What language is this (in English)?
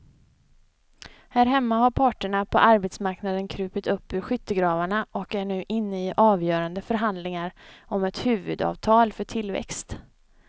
Swedish